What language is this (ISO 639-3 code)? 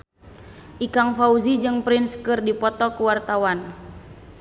sun